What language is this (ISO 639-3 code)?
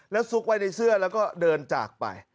tha